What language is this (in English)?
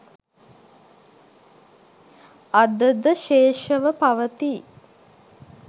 Sinhala